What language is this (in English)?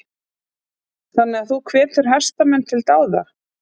Icelandic